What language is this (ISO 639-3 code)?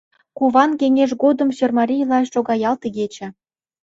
chm